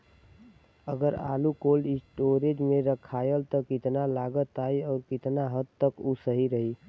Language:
Bhojpuri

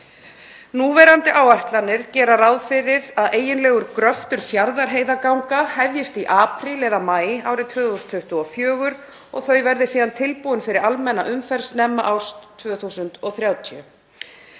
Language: Icelandic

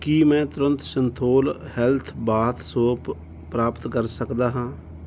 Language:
Punjabi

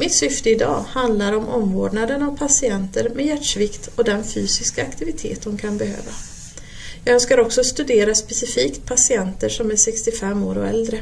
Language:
Swedish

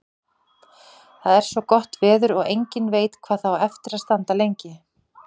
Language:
Icelandic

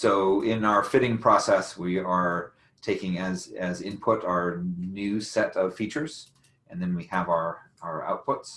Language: English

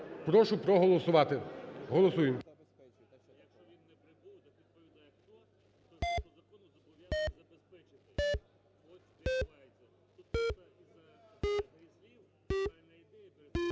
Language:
Ukrainian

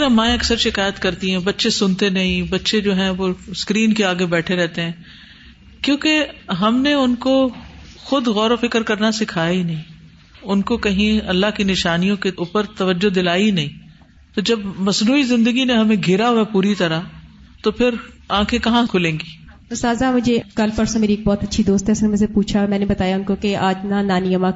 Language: Urdu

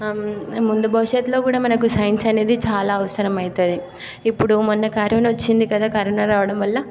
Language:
Telugu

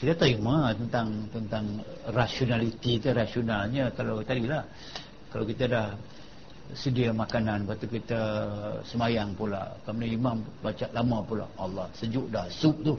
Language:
Malay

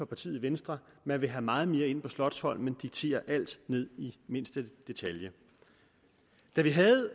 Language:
Danish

